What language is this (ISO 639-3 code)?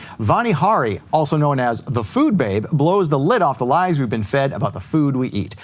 eng